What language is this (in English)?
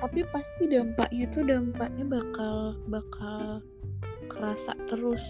Indonesian